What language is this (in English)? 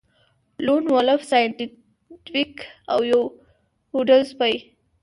Pashto